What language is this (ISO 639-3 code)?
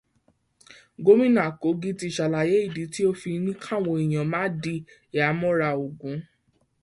yor